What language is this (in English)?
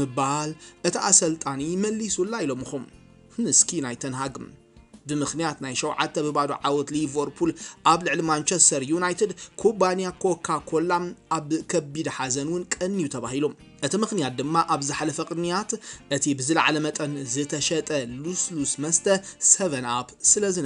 Arabic